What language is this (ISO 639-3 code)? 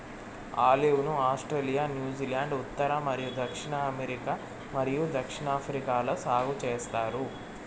tel